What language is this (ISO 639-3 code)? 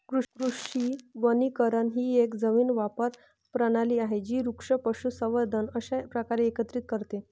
mar